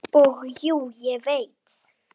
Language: Icelandic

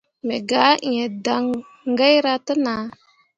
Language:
Mundang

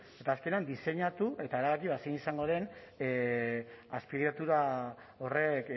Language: Basque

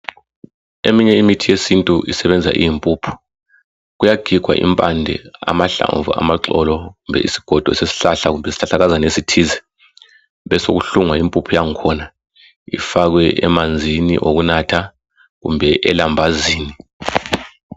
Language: North Ndebele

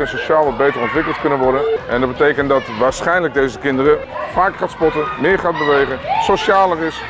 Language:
Dutch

